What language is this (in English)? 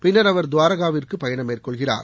Tamil